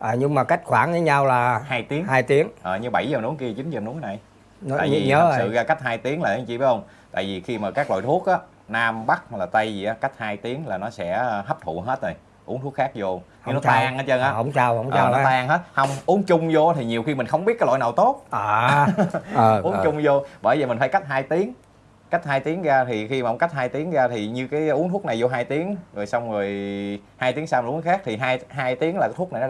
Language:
Vietnamese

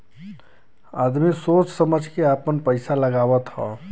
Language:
Bhojpuri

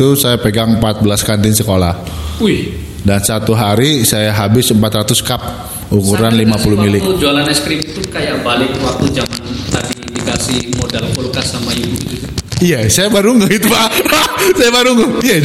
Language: Indonesian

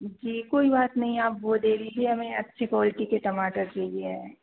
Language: Hindi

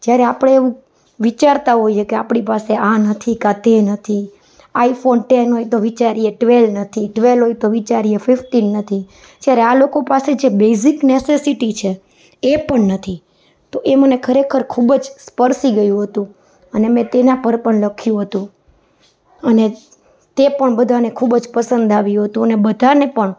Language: Gujarati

